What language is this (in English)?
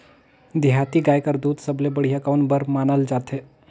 Chhattisgarhi